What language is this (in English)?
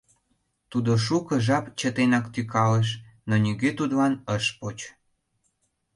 Mari